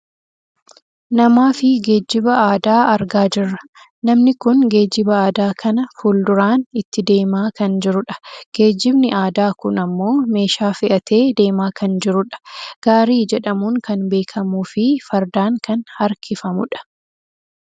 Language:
Oromo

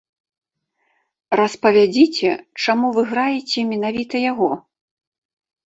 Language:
Belarusian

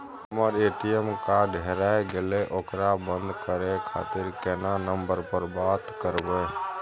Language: Maithili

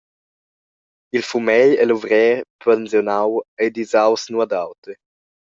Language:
Romansh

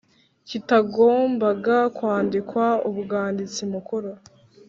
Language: Kinyarwanda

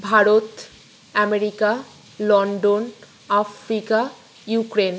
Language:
Bangla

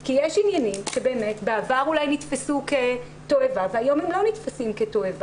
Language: Hebrew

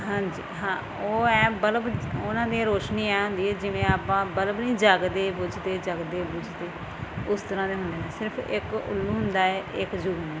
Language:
Punjabi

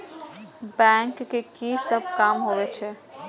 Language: Maithili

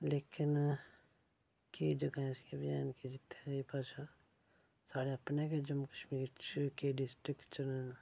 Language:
Dogri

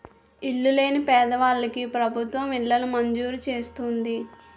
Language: Telugu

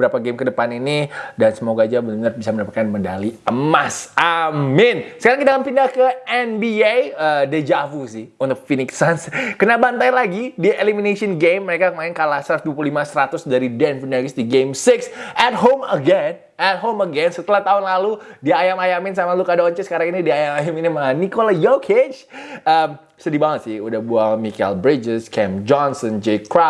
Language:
Indonesian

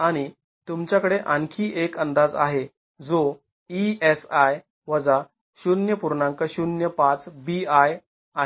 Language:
Marathi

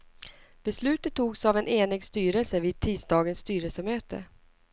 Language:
Swedish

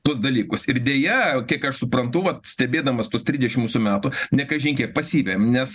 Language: Lithuanian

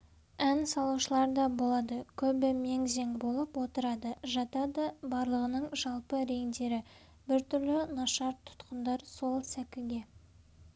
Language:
Kazakh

